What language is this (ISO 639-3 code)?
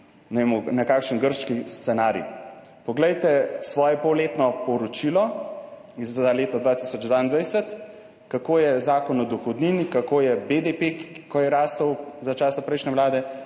slv